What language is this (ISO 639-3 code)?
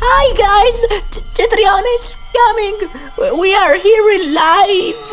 ita